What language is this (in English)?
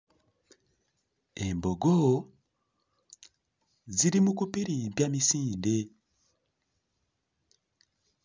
Ganda